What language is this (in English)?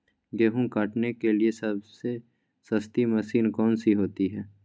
Magahi